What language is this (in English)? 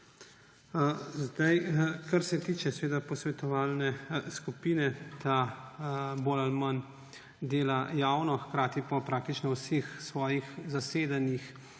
Slovenian